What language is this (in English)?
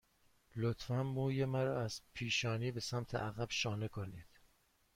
Persian